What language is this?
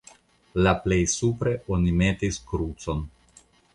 Esperanto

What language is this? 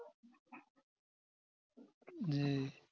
Bangla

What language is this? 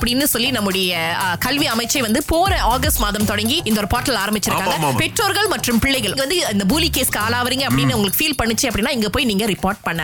Tamil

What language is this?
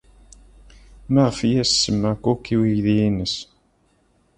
Kabyle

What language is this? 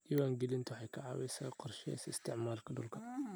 Somali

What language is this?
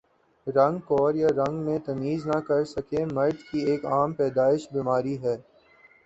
Urdu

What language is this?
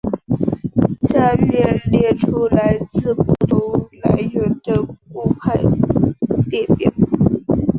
Chinese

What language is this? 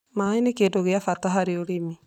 Kikuyu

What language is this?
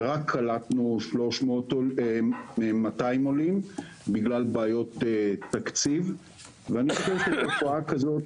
Hebrew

